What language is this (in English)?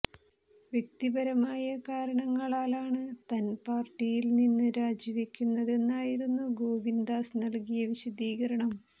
Malayalam